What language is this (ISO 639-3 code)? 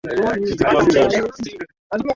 swa